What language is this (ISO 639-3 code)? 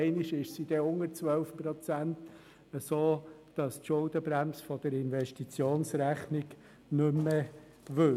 gsw